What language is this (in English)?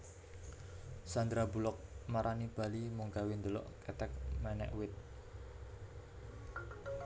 Javanese